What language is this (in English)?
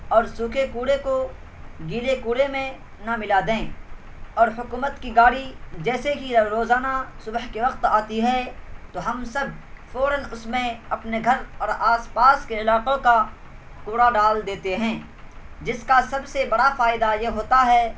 Urdu